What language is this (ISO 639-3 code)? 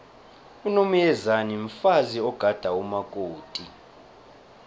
nbl